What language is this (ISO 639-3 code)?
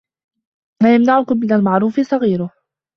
ara